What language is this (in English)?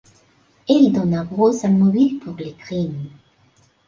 French